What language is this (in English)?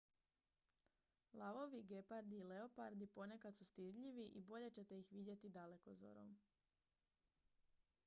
Croatian